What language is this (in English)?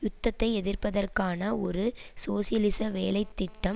Tamil